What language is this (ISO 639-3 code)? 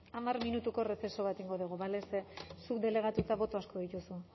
eus